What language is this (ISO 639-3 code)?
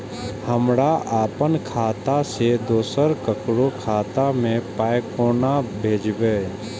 mai